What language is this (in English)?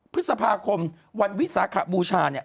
Thai